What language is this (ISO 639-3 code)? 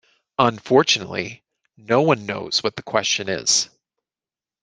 eng